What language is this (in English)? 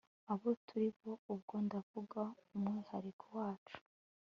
Kinyarwanda